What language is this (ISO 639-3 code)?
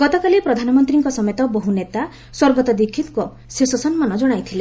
ori